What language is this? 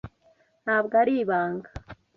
Kinyarwanda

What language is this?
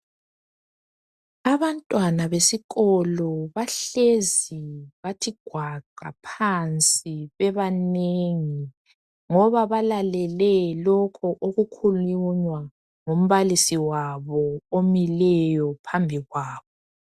North Ndebele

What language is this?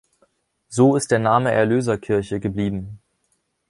German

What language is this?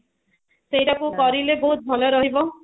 Odia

